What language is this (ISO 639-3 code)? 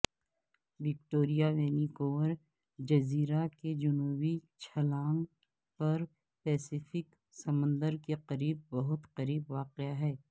urd